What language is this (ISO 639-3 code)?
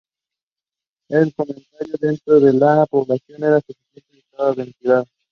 spa